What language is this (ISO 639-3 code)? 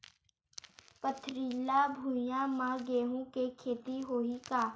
hne